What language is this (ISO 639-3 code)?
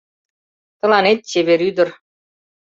chm